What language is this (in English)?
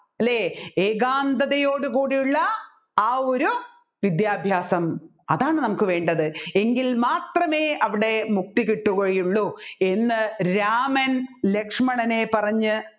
Malayalam